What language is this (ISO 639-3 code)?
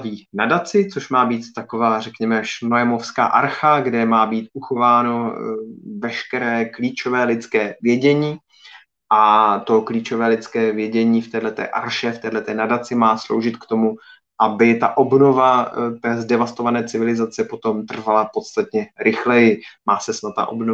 ces